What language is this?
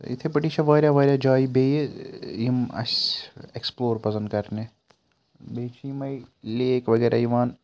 Kashmiri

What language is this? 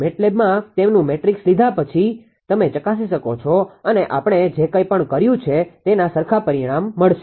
Gujarati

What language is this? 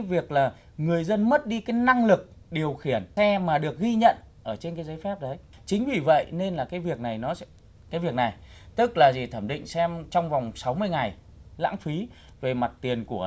Vietnamese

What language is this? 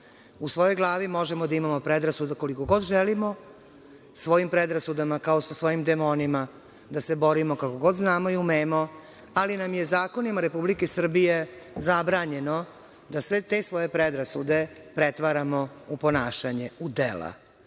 Serbian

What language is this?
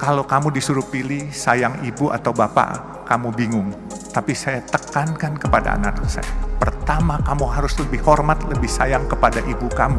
Indonesian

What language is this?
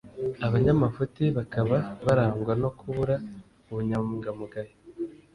Kinyarwanda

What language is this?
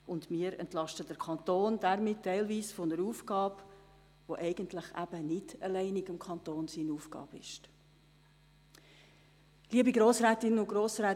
Swiss German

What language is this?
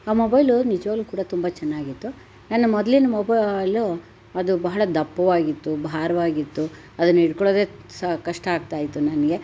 Kannada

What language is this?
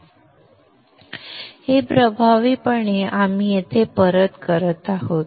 Marathi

